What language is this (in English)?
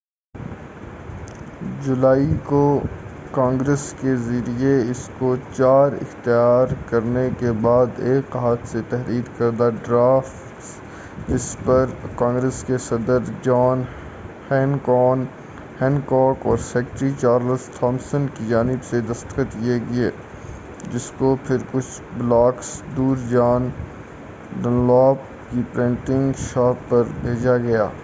Urdu